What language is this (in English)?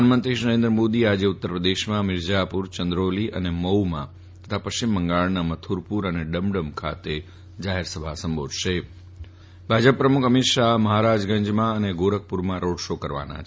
Gujarati